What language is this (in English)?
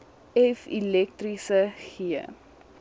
Afrikaans